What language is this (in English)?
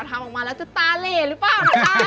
Thai